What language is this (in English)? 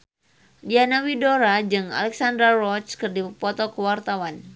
Sundanese